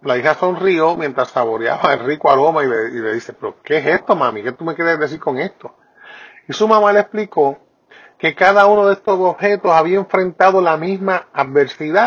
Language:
Spanish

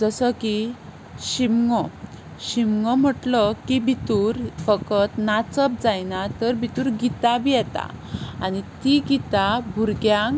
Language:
Konkani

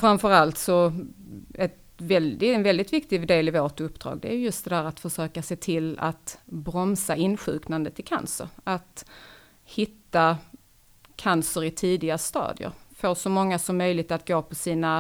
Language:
Swedish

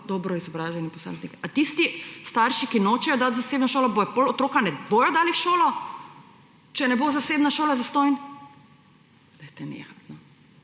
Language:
Slovenian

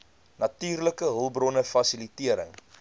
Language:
Afrikaans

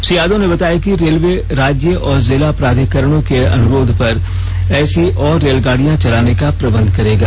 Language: Hindi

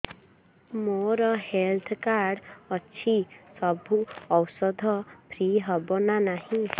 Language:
Odia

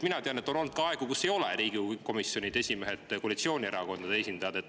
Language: Estonian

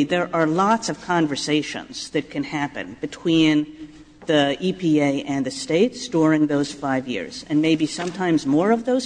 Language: English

